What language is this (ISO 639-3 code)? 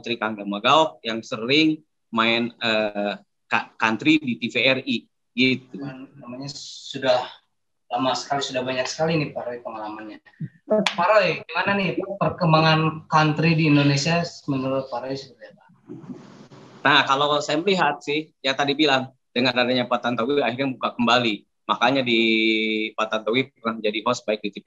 ind